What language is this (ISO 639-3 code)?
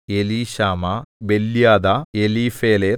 mal